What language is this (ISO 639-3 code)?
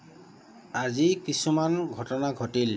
asm